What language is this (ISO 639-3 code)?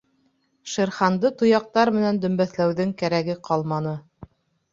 bak